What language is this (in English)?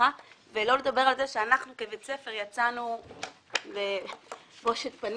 Hebrew